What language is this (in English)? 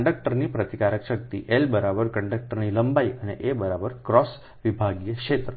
Gujarati